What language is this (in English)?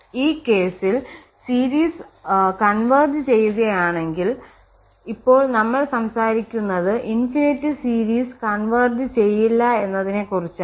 Malayalam